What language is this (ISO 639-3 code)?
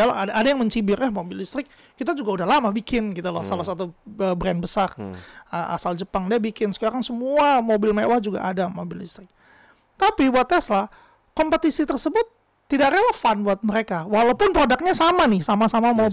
ind